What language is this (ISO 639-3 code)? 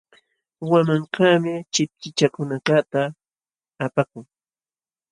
qxw